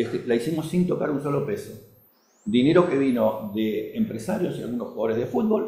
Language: Spanish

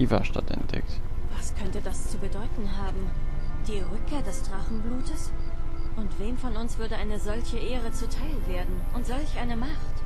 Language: German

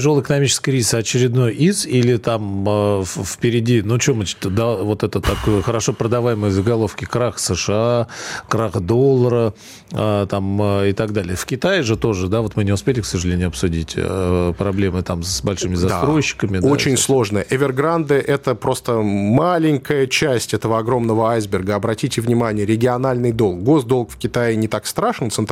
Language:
Russian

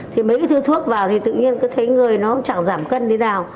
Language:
Vietnamese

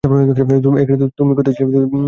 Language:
Bangla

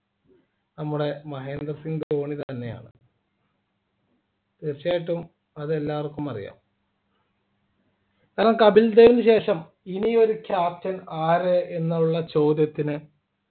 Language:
Malayalam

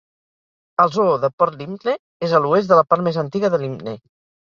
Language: Catalan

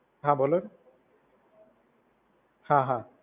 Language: Gujarati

